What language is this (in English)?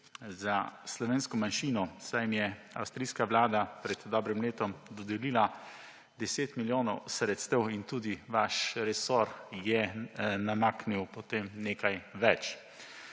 Slovenian